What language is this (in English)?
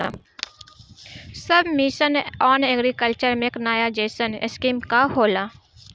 Bhojpuri